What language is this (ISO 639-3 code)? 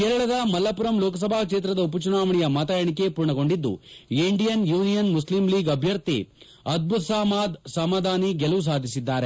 kan